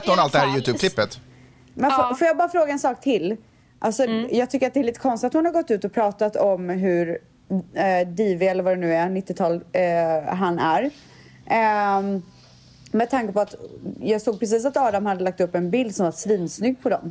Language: Swedish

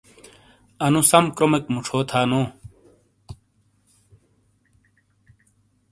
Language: Shina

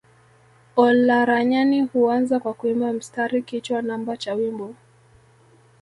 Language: Swahili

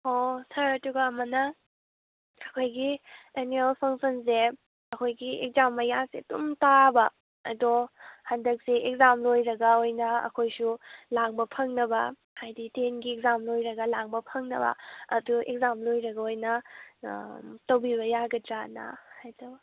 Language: Manipuri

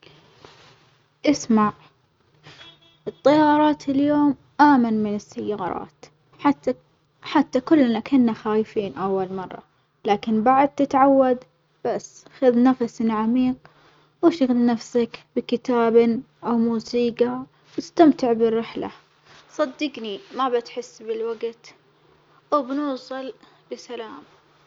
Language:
Omani Arabic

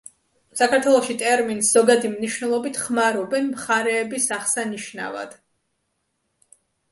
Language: Georgian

